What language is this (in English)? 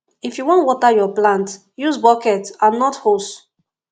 Nigerian Pidgin